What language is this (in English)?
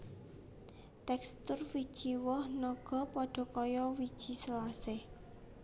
Javanese